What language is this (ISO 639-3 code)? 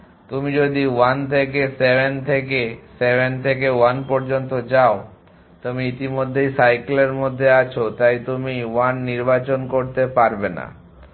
ben